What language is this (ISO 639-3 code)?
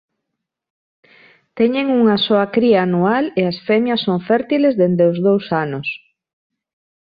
glg